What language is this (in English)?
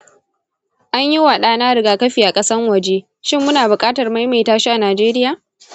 Hausa